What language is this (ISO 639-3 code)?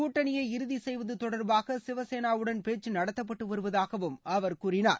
tam